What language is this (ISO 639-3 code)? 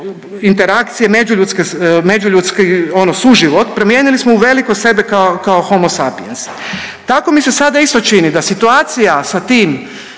hrv